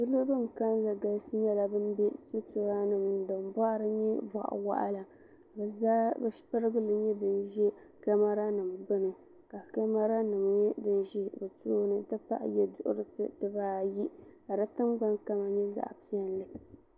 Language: Dagbani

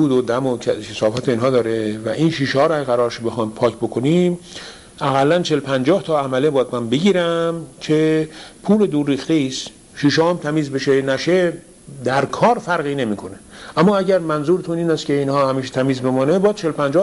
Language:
Persian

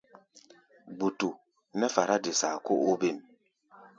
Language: Gbaya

